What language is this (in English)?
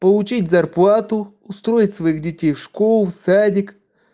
Russian